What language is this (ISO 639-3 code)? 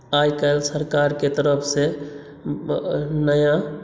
mai